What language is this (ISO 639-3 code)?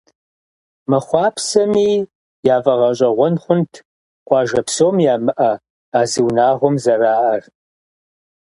kbd